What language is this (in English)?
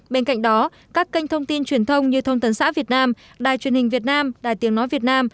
Vietnamese